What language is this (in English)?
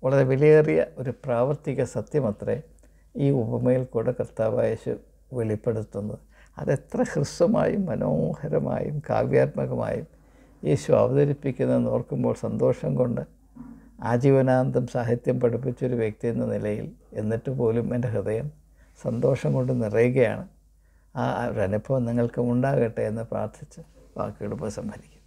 Malayalam